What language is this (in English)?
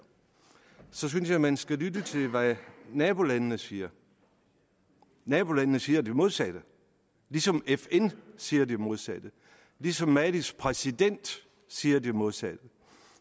Danish